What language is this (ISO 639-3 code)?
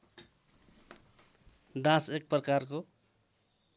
nep